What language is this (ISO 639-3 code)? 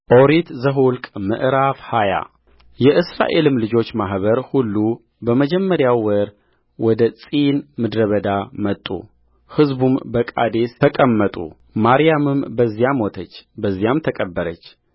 amh